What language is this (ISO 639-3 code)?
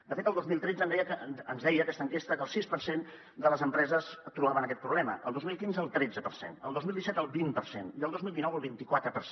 cat